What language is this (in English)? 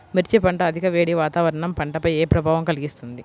Telugu